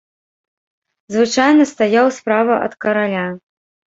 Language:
Belarusian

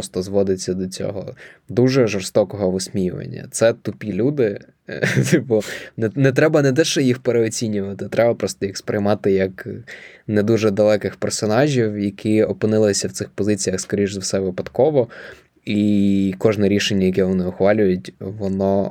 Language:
Ukrainian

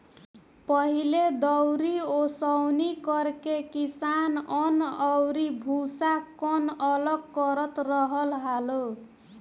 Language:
Bhojpuri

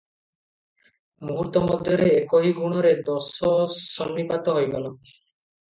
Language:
Odia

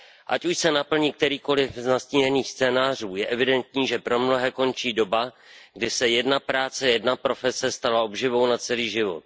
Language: Czech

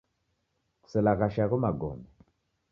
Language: Taita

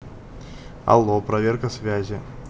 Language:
Russian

